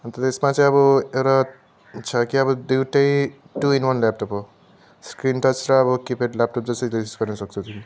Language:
Nepali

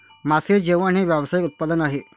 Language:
Marathi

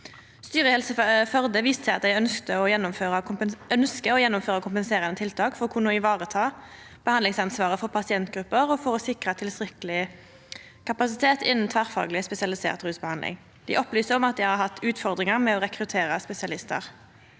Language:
Norwegian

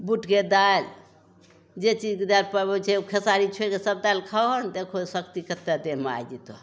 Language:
Maithili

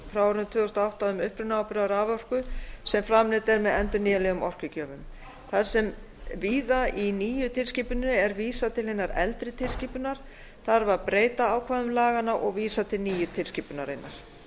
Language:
Icelandic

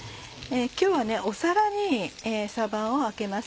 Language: Japanese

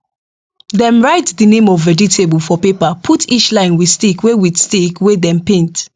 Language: Nigerian Pidgin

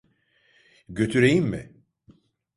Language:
Turkish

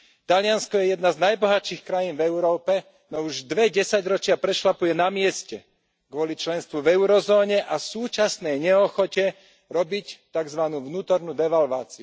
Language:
Slovak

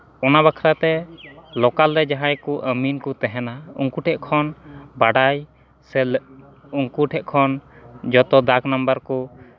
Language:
Santali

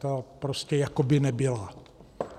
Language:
Czech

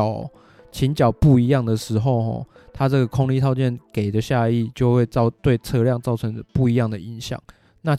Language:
Chinese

